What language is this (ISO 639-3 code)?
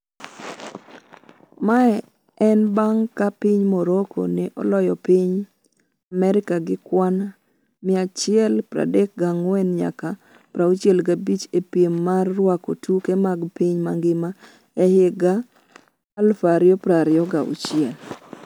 luo